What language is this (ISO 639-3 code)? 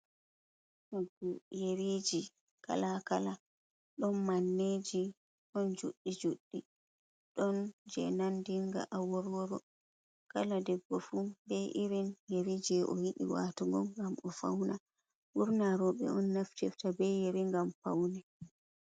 ful